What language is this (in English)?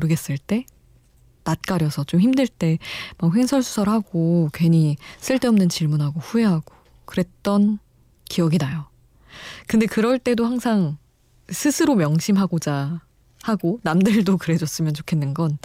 Korean